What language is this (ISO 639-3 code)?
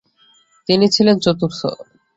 ben